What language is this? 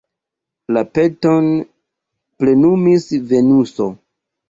Esperanto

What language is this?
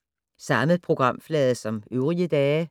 Danish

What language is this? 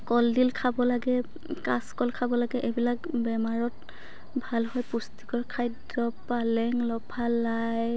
Assamese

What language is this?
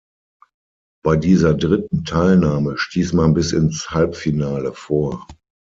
German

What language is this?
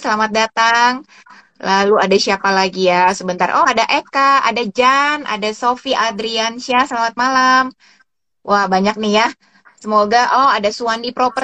Indonesian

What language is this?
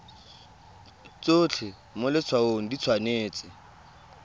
Tswana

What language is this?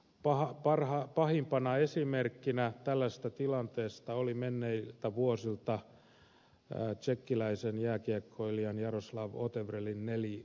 Finnish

